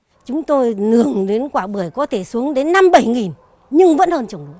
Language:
Vietnamese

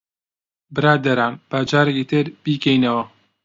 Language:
Central Kurdish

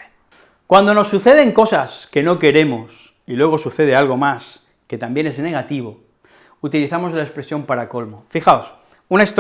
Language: Spanish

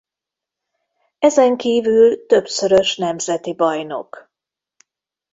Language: Hungarian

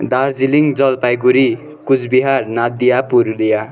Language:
Nepali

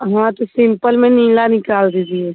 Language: Hindi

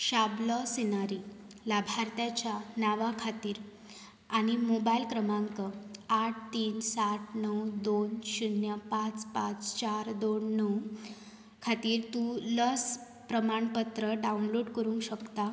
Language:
Konkani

